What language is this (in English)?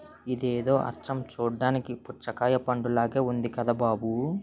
Telugu